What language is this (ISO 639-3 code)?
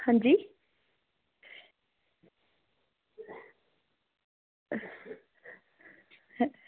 doi